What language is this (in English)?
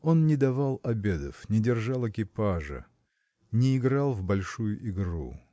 Russian